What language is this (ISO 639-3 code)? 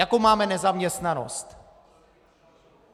ces